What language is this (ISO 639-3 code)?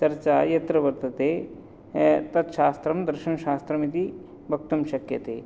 san